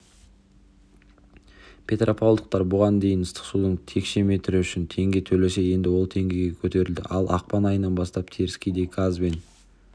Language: Kazakh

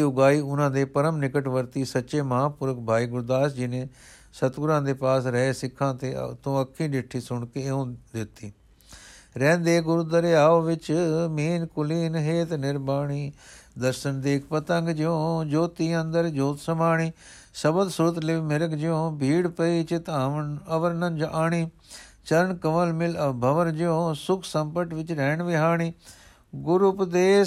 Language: Punjabi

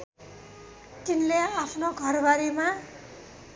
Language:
Nepali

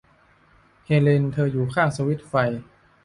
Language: Thai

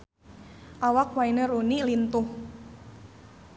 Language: Sundanese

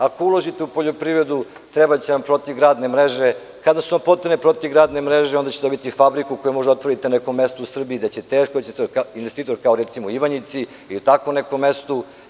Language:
Serbian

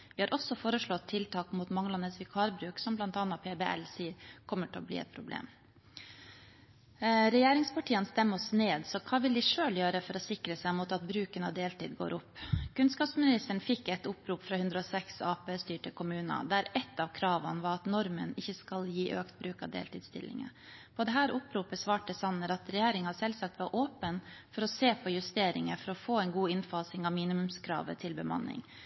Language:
Norwegian Bokmål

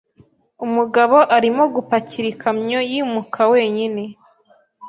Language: Kinyarwanda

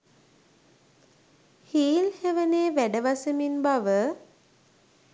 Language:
Sinhala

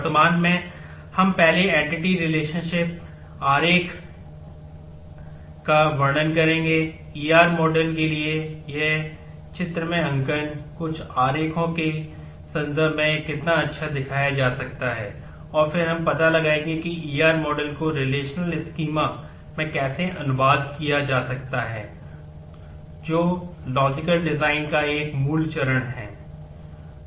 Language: Hindi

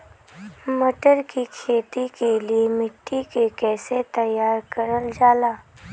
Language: Bhojpuri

